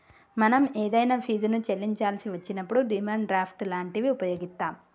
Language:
Telugu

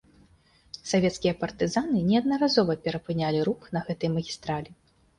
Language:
Belarusian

